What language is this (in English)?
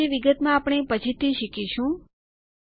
Gujarati